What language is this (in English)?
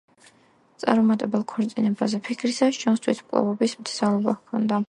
Georgian